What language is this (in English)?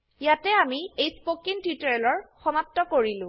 Assamese